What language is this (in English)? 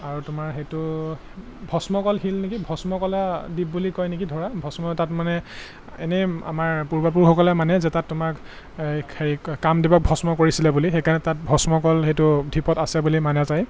Assamese